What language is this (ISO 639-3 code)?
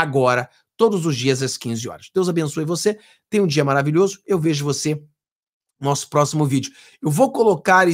por